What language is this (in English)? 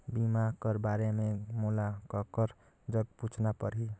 Chhattisgarhi